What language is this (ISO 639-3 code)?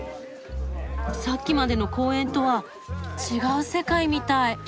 jpn